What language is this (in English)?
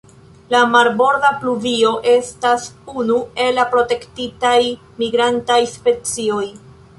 Esperanto